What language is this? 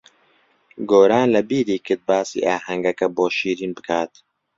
Central Kurdish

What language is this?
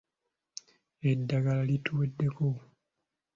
Ganda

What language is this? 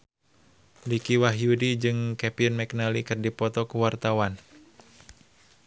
Sundanese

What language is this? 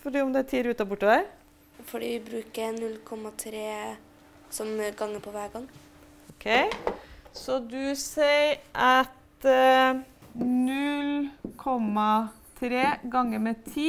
Norwegian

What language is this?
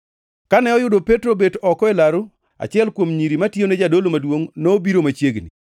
Luo (Kenya and Tanzania)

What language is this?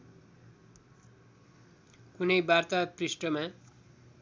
Nepali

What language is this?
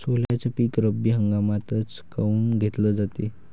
Marathi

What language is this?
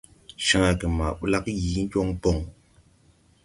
Tupuri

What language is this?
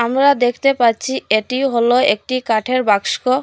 Bangla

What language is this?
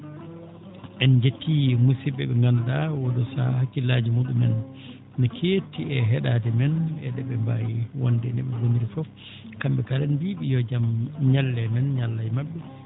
Fula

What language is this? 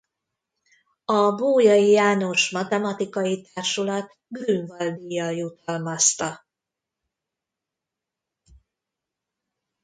Hungarian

